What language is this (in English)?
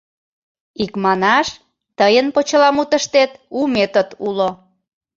Mari